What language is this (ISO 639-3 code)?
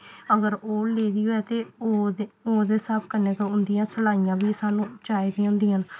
doi